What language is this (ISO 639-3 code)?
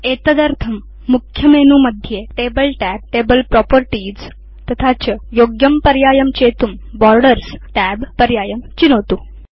san